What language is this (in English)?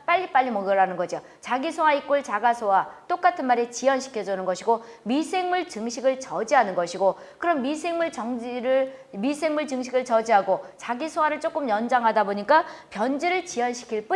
Korean